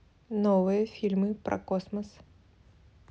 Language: Russian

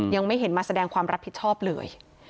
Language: Thai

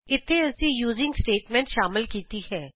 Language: Punjabi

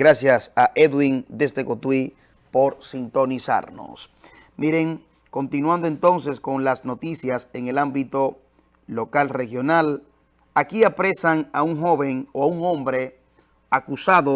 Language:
Spanish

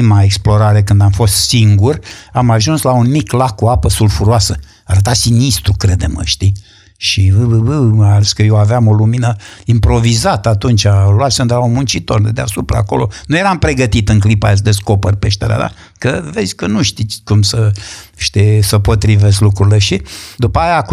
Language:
Romanian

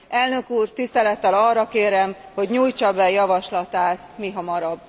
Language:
Hungarian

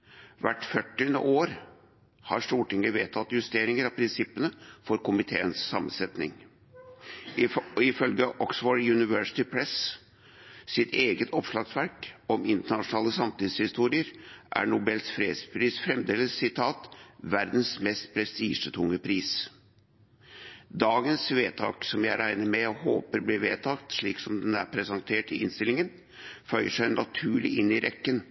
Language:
Norwegian Bokmål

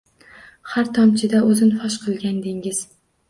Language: Uzbek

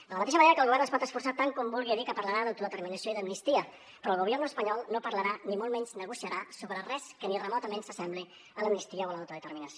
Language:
Catalan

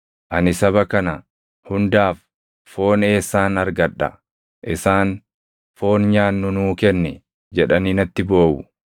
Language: Oromo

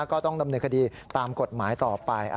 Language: Thai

